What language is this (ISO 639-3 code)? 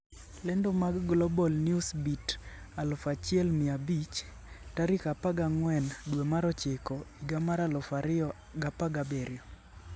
luo